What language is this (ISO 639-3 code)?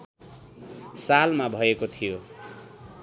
nep